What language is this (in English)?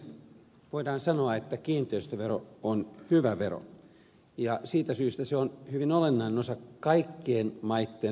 Finnish